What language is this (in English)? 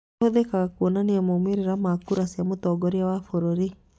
Kikuyu